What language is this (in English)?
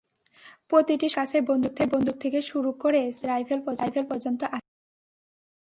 Bangla